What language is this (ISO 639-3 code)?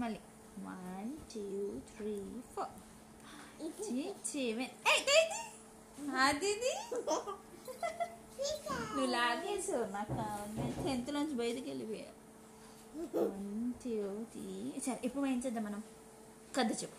tel